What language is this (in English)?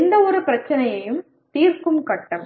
Tamil